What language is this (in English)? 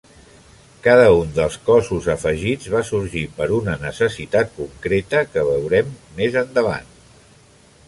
Catalan